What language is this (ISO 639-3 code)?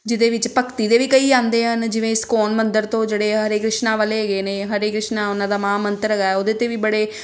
pan